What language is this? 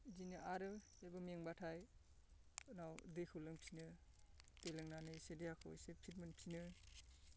Bodo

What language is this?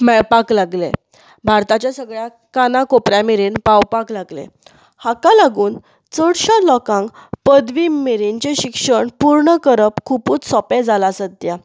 Konkani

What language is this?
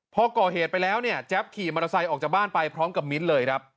Thai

